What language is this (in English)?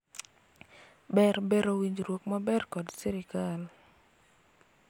Luo (Kenya and Tanzania)